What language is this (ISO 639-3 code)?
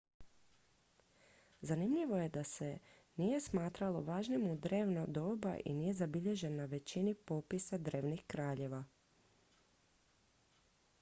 hrv